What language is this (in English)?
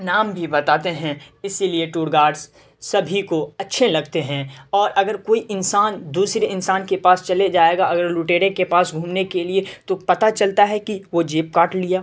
Urdu